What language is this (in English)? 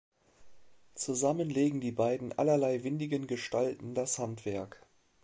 German